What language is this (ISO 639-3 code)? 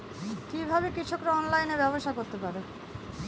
ben